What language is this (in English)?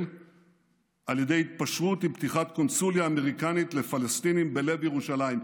Hebrew